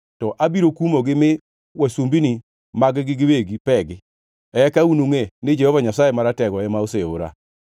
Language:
Luo (Kenya and Tanzania)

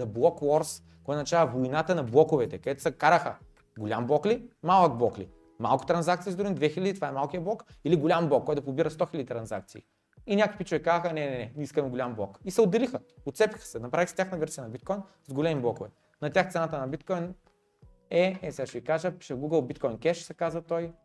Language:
Bulgarian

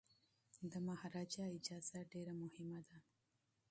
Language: Pashto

